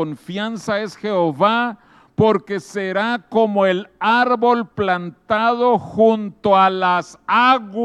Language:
Spanish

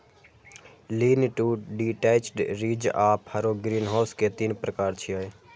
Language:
Maithili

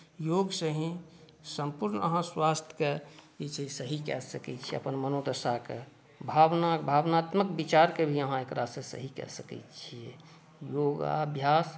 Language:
Maithili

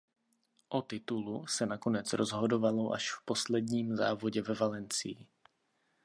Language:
Czech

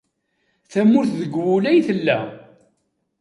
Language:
Kabyle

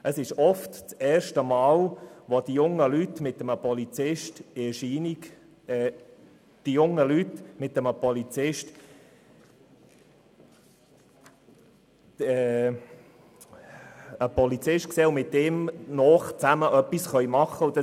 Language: Swiss German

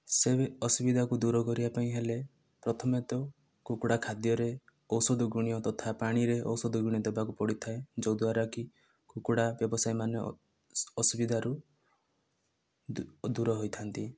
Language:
Odia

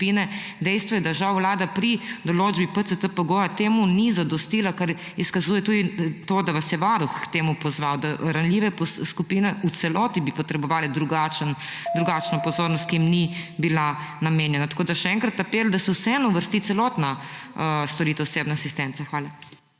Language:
Slovenian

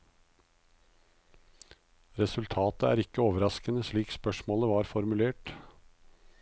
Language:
Norwegian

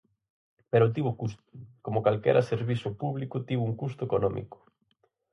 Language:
Galician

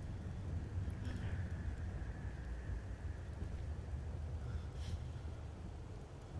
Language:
Italian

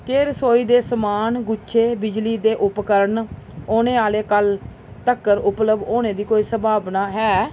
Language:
Dogri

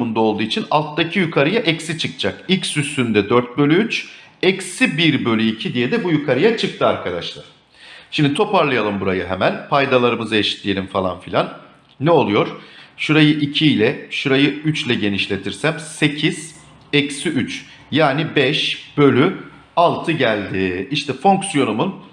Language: Turkish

